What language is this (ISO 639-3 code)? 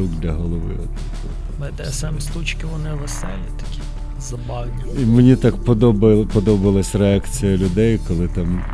ukr